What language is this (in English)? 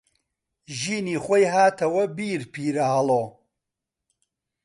Central Kurdish